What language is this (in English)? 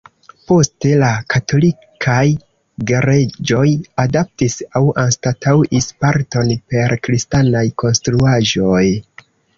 Esperanto